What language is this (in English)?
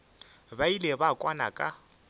Northern Sotho